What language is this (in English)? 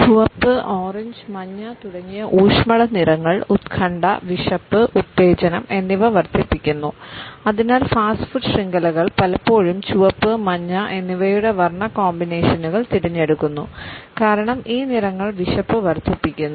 Malayalam